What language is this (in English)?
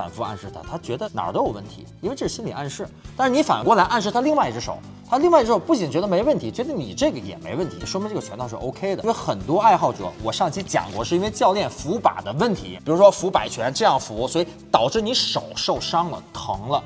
Chinese